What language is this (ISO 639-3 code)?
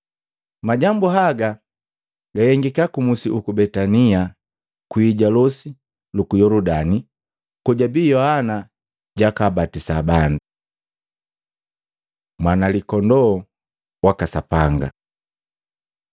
mgv